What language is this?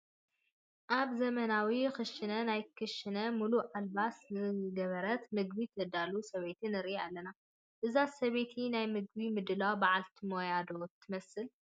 Tigrinya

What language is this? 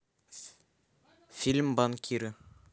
Russian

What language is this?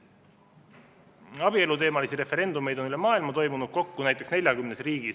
Estonian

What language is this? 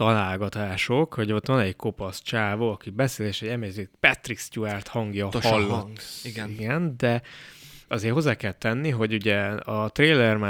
Hungarian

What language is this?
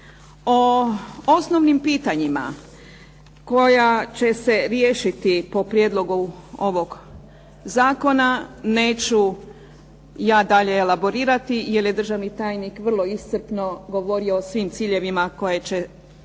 Croatian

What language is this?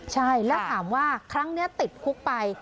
Thai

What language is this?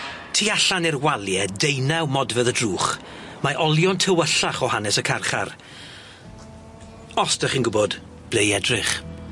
Welsh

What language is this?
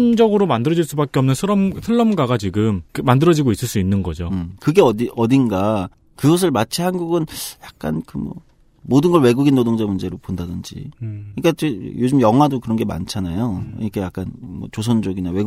Korean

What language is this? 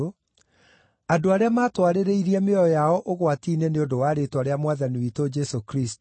Kikuyu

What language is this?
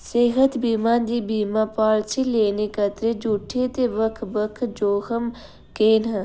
Dogri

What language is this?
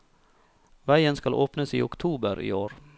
Norwegian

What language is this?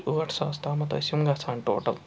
Kashmiri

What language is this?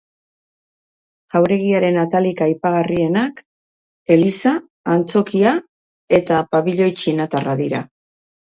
Basque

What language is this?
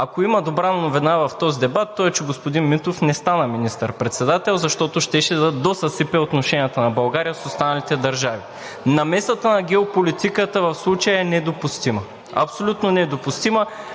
Bulgarian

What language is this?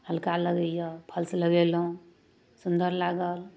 Maithili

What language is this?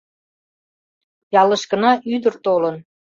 Mari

